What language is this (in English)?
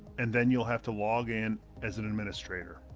English